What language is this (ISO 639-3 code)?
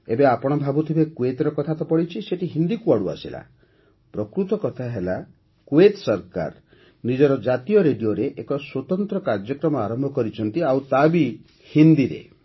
ori